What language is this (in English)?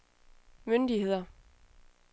Danish